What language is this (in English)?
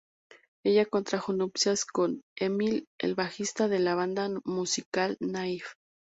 Spanish